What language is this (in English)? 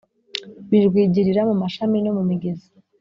Kinyarwanda